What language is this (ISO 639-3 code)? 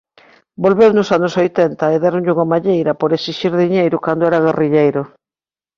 glg